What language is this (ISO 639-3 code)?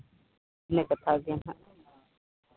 sat